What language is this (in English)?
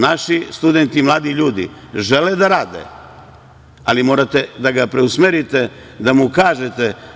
Serbian